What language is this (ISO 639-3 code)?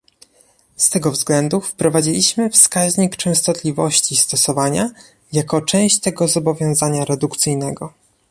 pol